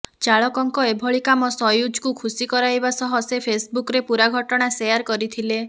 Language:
Odia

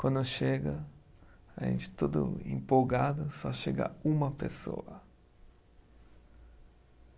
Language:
Portuguese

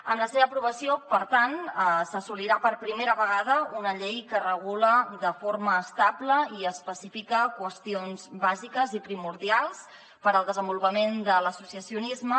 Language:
Catalan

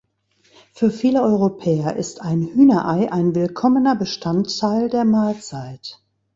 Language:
German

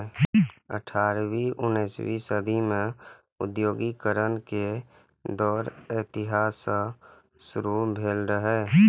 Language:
Maithili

